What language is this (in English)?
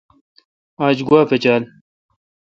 Kalkoti